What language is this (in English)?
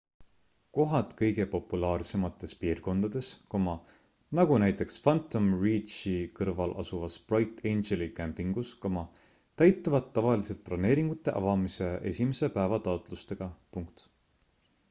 Estonian